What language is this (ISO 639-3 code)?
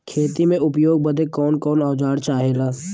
bho